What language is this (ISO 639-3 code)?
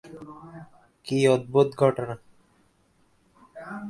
ben